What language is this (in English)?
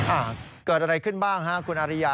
Thai